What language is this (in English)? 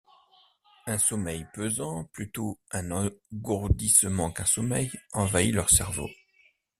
French